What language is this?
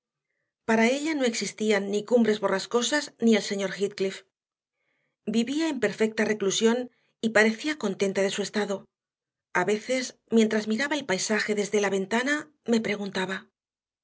Spanish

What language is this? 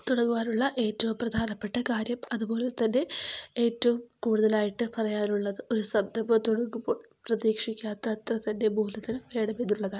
Malayalam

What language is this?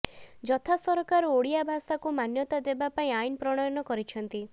Odia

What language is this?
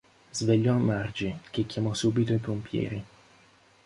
Italian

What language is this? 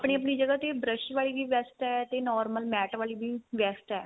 Punjabi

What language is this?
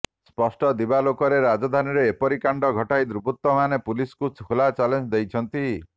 Odia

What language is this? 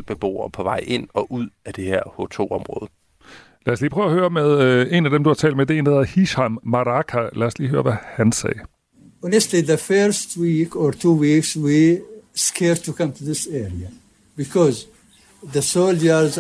Danish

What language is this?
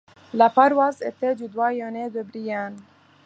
French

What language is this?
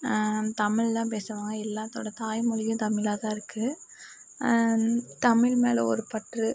Tamil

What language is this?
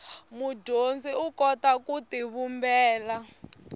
Tsonga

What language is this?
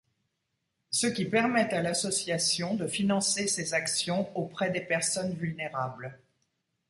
French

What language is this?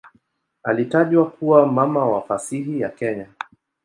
Swahili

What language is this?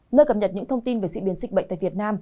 Vietnamese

